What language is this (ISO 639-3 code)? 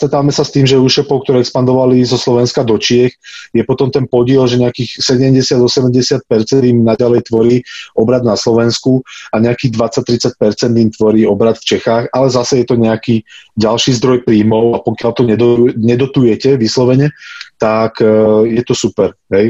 slk